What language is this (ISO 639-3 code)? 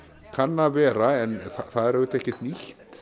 isl